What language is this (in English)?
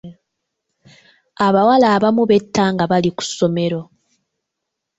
Ganda